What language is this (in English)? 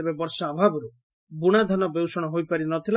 Odia